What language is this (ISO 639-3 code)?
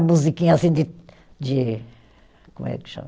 por